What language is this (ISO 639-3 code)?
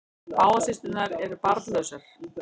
isl